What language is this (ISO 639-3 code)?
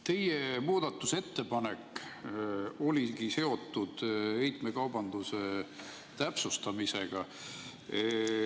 est